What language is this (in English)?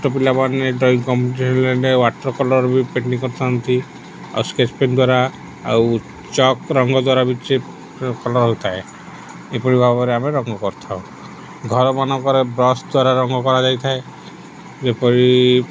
Odia